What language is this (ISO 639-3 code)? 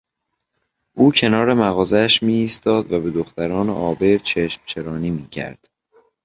fas